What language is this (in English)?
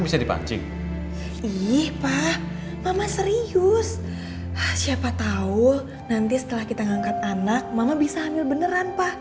Indonesian